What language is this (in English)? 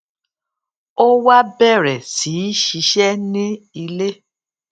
Yoruba